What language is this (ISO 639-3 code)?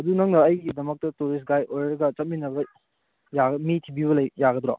mni